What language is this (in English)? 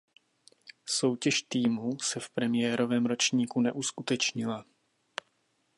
Czech